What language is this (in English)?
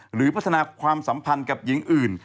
Thai